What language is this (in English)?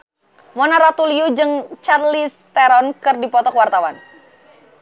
Sundanese